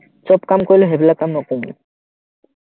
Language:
Assamese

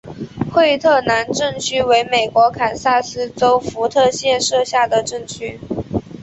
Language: Chinese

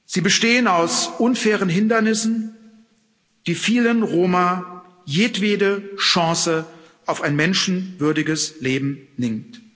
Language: German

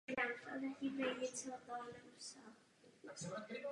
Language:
Czech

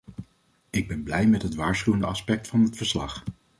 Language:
Dutch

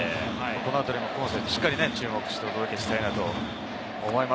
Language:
Japanese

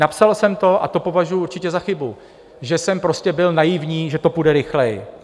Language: Czech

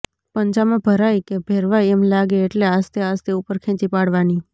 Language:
Gujarati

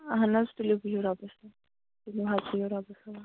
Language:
Kashmiri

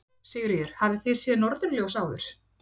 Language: Icelandic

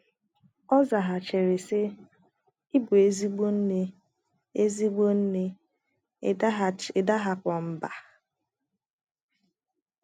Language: Igbo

